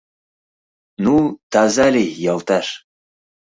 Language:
Mari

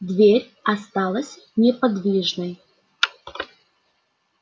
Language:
Russian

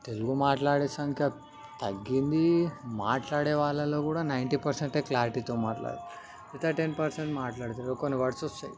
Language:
Telugu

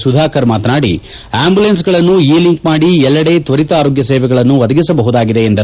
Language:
Kannada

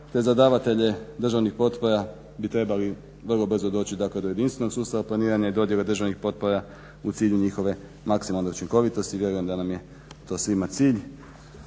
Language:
Croatian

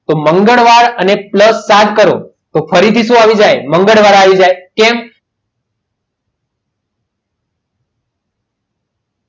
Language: Gujarati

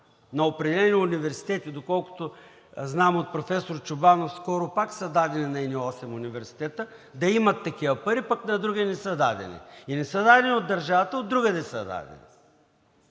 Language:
Bulgarian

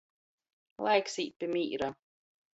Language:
Latgalian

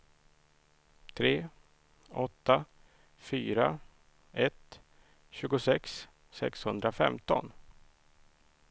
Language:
Swedish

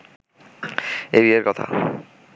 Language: Bangla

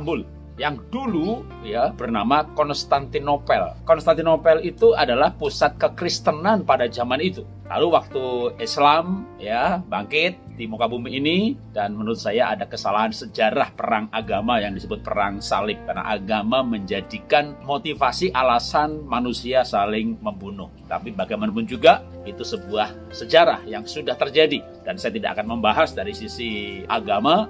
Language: Indonesian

